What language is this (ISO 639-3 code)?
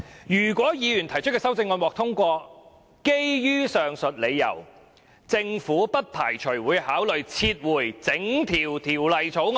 yue